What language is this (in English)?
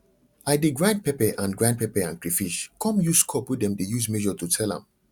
Nigerian Pidgin